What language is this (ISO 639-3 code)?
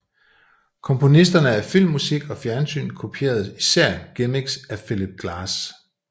dan